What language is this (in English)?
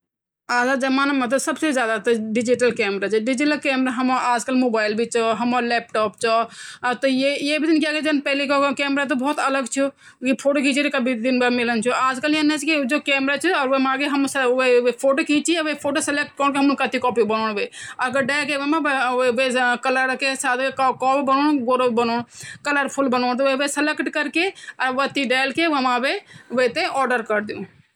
Garhwali